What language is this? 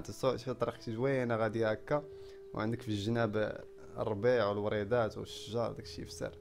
Arabic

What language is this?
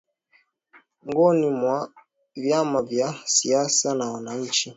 Swahili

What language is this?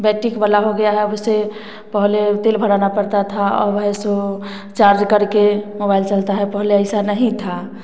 Hindi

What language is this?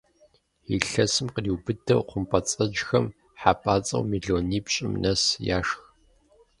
Kabardian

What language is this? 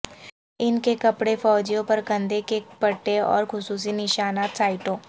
Urdu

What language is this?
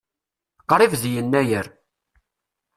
Kabyle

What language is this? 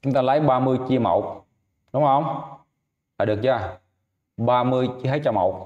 Vietnamese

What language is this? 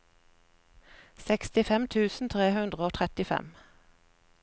Norwegian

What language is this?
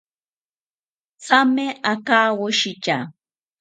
South Ucayali Ashéninka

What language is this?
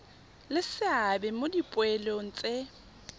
Tswana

